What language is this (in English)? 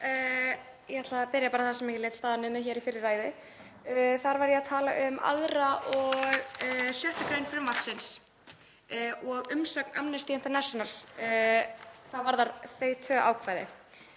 Icelandic